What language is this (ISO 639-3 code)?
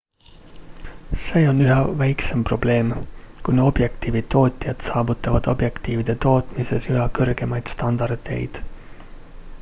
est